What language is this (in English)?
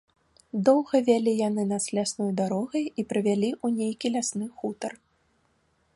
Belarusian